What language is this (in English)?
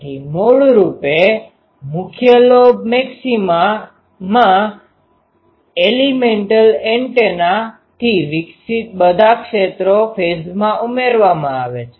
Gujarati